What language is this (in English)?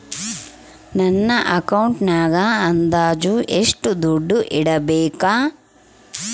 Kannada